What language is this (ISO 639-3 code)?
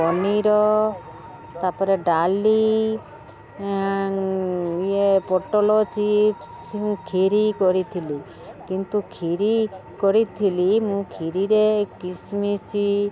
ori